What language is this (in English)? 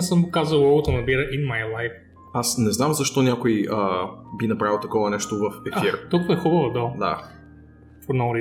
Bulgarian